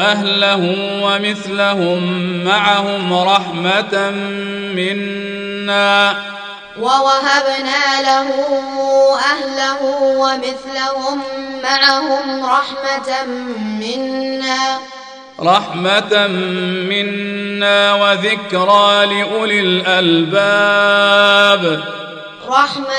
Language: Arabic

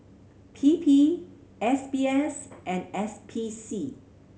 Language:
English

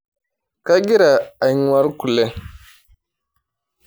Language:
Masai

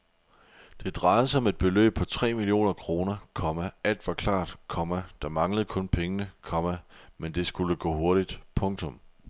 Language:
Danish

